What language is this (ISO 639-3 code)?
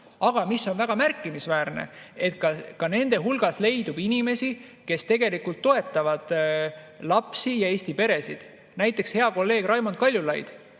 est